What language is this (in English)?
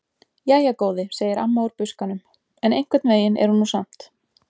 Icelandic